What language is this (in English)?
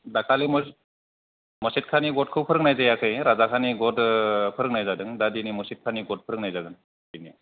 Bodo